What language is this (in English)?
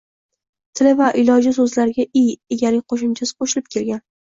Uzbek